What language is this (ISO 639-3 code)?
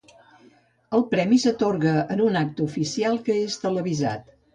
cat